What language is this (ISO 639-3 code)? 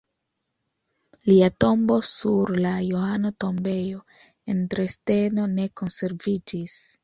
epo